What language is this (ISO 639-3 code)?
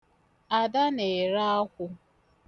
ibo